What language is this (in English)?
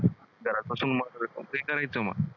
Marathi